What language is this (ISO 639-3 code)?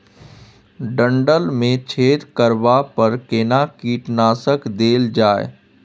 mai